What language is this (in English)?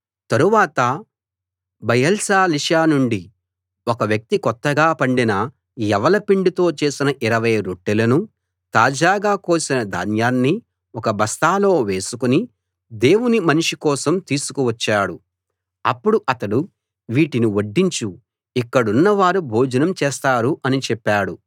Telugu